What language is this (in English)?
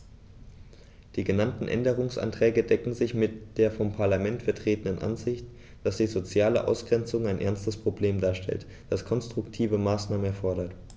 German